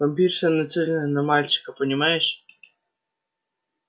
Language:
Russian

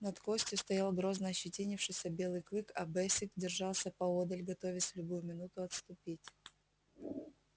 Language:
Russian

